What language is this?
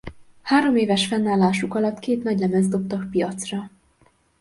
Hungarian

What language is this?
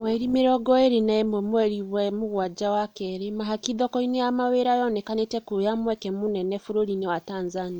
Kikuyu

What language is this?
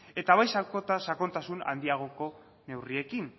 Basque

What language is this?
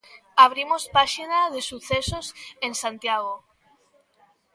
Galician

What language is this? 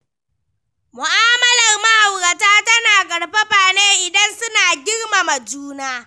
Hausa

